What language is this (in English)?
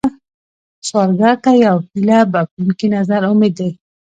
Pashto